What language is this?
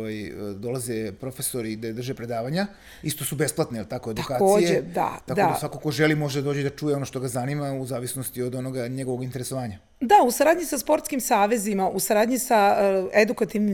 Croatian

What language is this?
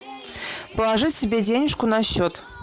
Russian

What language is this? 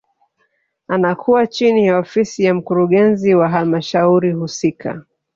Swahili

